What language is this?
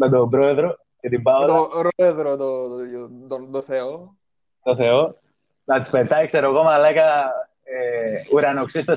Greek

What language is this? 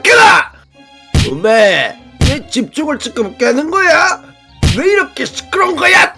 Korean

